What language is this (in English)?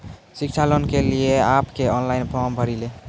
Maithili